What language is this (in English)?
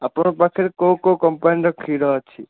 Odia